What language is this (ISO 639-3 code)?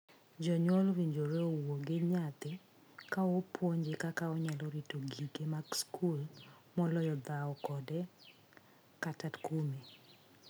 luo